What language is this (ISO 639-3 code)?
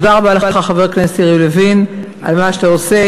heb